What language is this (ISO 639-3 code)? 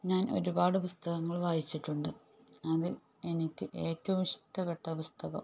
mal